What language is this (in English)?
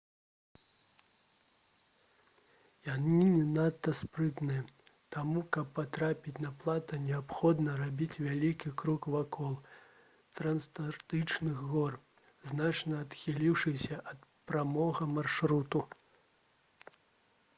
Belarusian